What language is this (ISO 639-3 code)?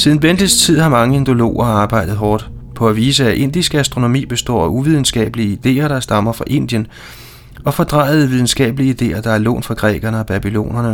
dan